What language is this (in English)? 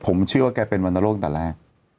Thai